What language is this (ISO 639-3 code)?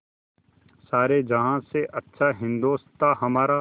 hin